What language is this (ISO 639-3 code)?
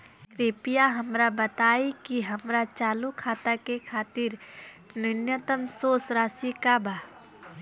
bho